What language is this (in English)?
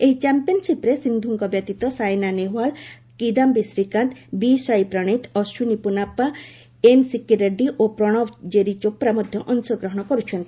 Odia